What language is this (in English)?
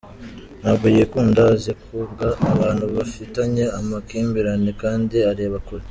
Kinyarwanda